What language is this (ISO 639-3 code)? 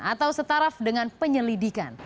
ind